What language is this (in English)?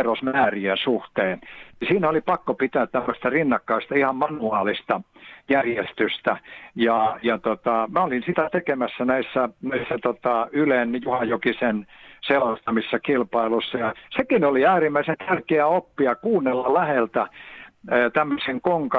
Finnish